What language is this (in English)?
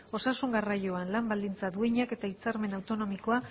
Basque